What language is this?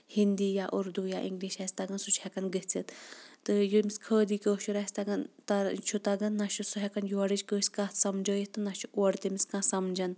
Kashmiri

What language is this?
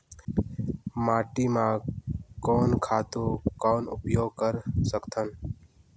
Chhattisgarhi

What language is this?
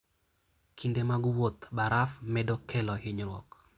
Luo (Kenya and Tanzania)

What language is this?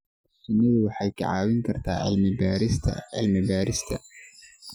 Somali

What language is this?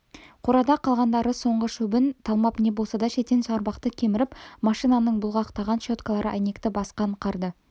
Kazakh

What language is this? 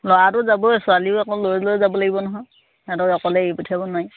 Assamese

